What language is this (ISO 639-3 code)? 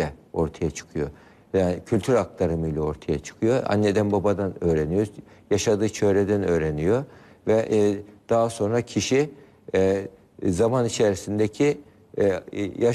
tur